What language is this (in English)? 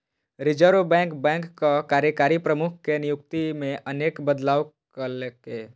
Maithili